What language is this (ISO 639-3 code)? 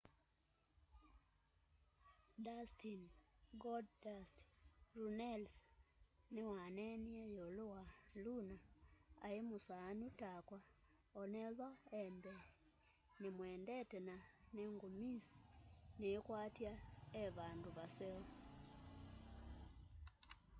kam